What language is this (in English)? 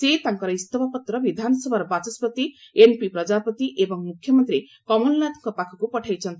Odia